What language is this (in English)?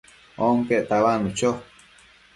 Matsés